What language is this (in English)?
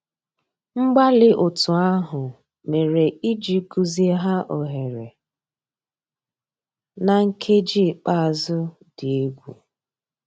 Igbo